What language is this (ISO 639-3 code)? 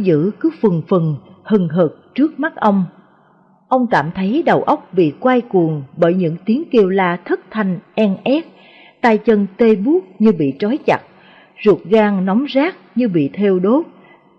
vie